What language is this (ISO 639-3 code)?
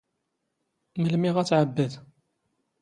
zgh